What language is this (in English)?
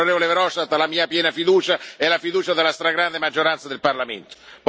Italian